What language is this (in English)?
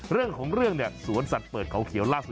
Thai